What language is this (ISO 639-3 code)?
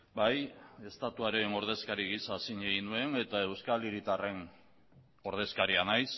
eus